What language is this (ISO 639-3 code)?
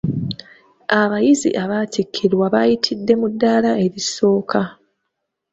lug